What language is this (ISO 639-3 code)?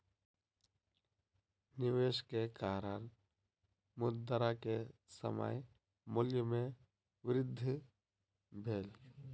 mai